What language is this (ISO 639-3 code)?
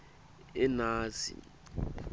ssw